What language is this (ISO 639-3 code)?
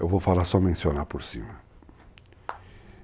por